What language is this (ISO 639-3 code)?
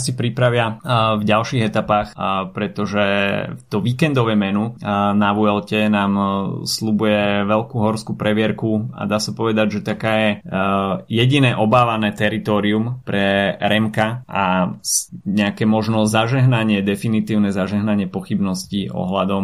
slk